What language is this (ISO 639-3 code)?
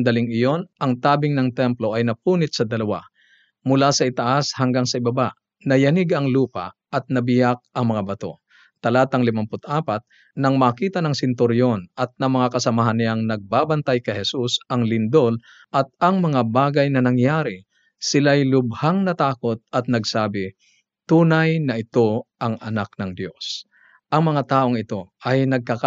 fil